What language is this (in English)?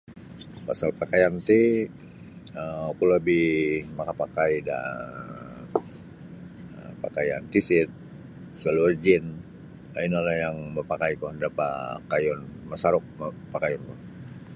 Sabah Bisaya